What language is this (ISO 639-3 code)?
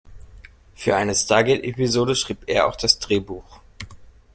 deu